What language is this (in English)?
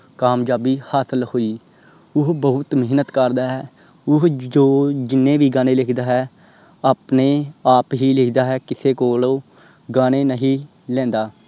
Punjabi